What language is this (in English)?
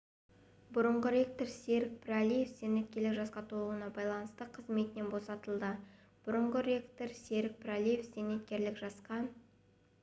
Kazakh